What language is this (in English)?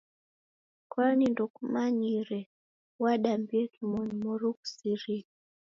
Taita